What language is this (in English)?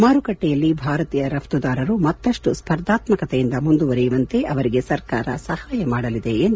Kannada